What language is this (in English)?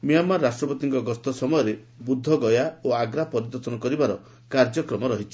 Odia